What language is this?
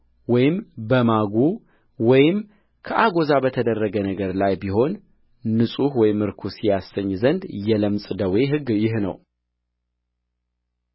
Amharic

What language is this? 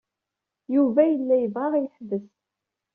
Kabyle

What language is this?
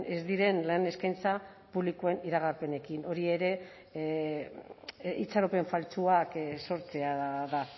Basque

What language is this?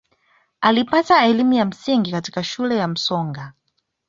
Swahili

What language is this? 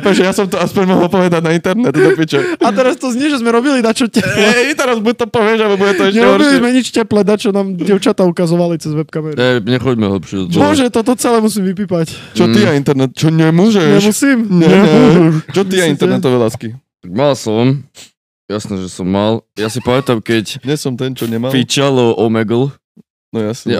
Slovak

